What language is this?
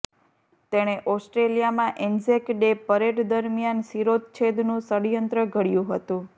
Gujarati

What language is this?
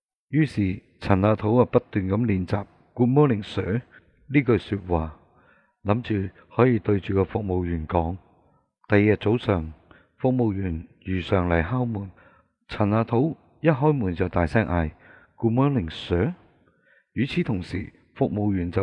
Chinese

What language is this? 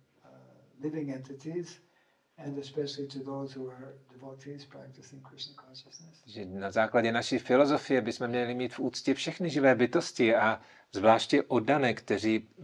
Czech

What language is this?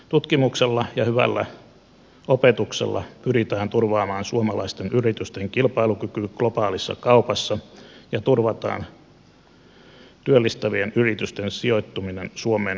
Finnish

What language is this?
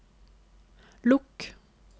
Norwegian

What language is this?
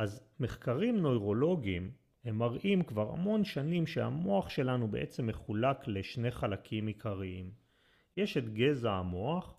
Hebrew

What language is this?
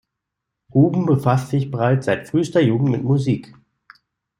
German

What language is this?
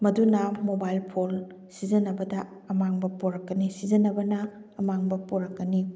Manipuri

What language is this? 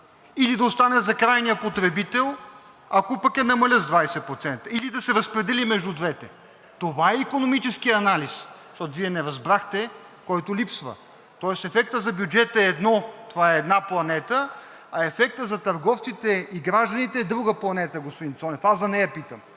Bulgarian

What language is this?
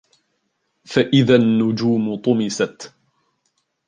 Arabic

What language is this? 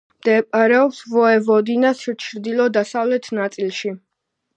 Georgian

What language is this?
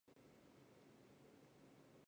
Chinese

